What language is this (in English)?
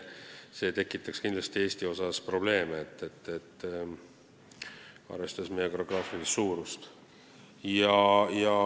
Estonian